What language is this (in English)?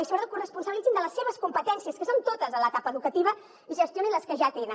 Catalan